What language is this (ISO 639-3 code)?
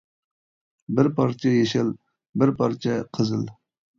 uig